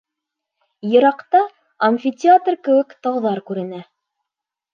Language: Bashkir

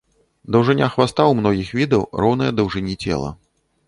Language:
Belarusian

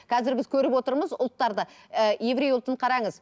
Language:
Kazakh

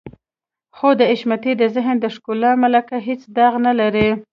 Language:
Pashto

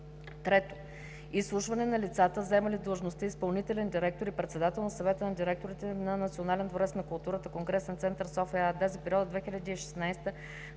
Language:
Bulgarian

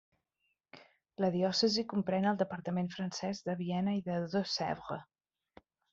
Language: Catalan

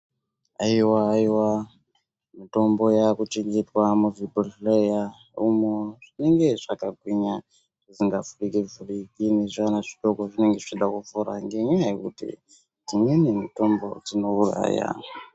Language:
Ndau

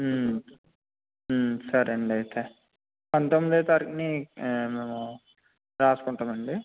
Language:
Telugu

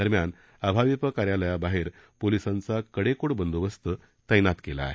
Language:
Marathi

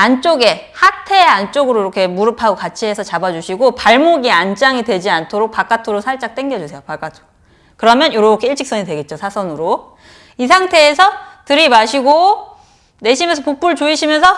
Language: Korean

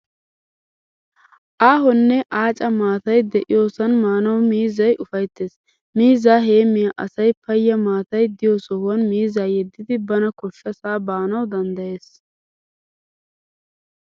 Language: Wolaytta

